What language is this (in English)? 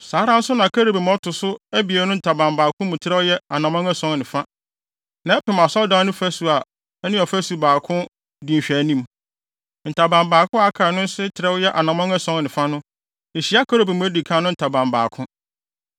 Akan